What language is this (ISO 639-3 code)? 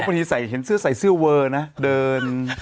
tha